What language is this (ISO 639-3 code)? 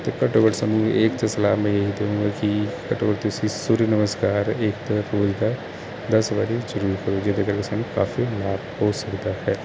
pan